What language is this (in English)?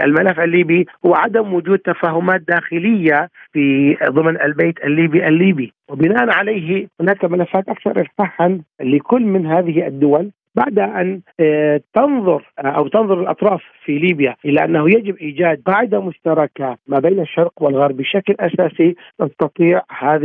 Arabic